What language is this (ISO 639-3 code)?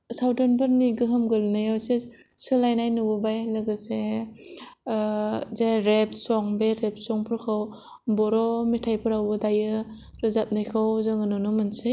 brx